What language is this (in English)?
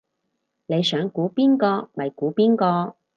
Cantonese